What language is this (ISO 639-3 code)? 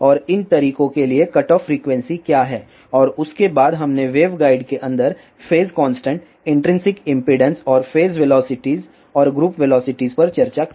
hin